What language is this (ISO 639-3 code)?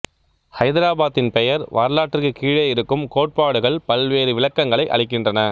tam